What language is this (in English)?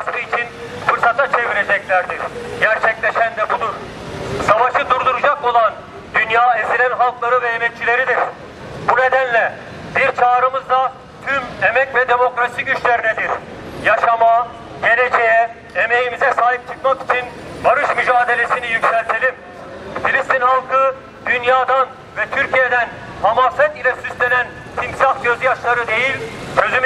Turkish